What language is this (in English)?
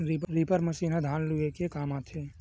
Chhattisgarhi